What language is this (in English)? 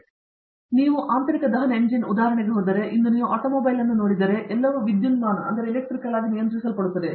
Kannada